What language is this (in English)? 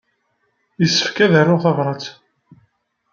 Kabyle